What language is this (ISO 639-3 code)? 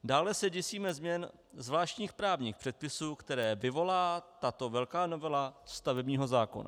ces